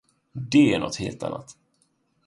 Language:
Swedish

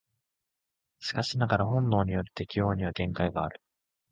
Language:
Japanese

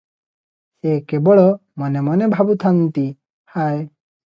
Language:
Odia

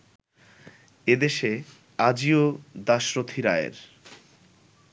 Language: Bangla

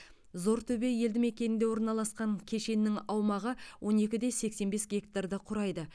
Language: Kazakh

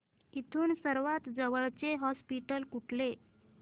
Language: Marathi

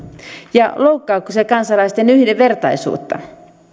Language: Finnish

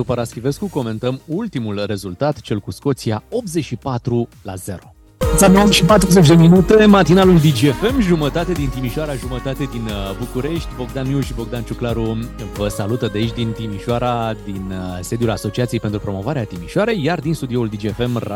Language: Romanian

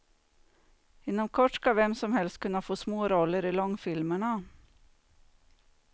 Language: Swedish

